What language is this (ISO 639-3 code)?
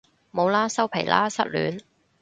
yue